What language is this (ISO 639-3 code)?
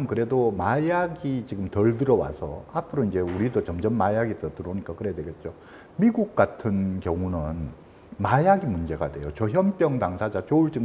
kor